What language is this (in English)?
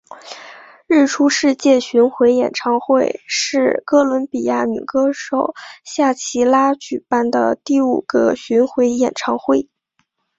Chinese